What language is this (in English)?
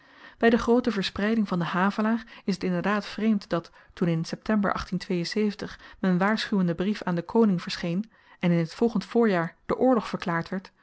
Dutch